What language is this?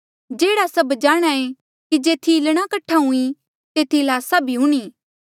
Mandeali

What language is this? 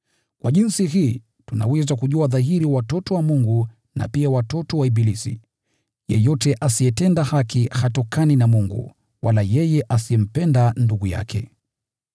Swahili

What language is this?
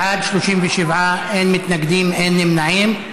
Hebrew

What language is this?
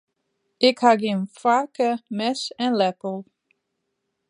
Western Frisian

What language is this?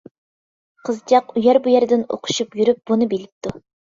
Uyghur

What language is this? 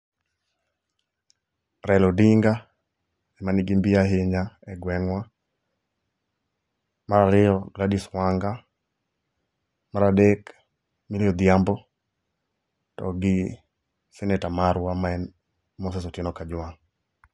Luo (Kenya and Tanzania)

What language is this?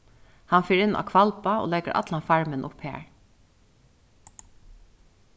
Faroese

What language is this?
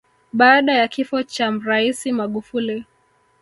Swahili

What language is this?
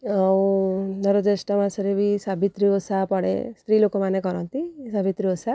Odia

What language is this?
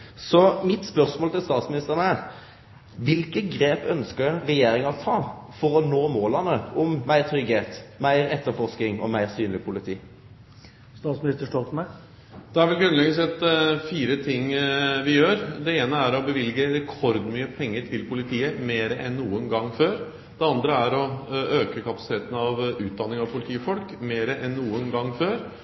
Norwegian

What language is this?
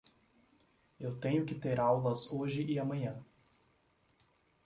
Portuguese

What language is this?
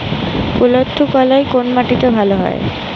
Bangla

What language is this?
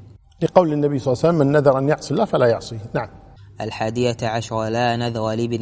Arabic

